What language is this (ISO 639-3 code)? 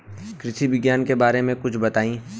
bho